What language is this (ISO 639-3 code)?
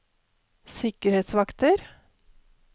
nor